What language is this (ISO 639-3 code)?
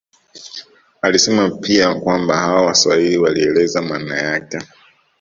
swa